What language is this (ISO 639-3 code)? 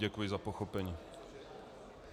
ces